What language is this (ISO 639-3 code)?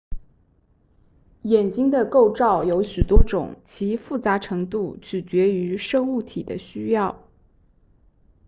zho